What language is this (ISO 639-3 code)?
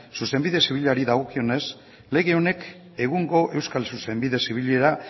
eus